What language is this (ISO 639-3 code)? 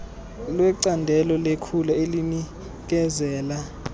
xho